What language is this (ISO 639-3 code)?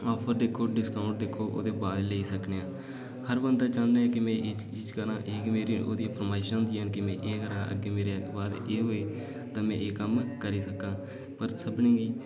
doi